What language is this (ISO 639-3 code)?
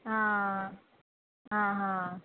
kok